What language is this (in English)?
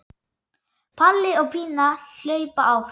Icelandic